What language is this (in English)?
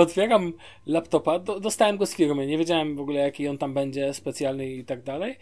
Polish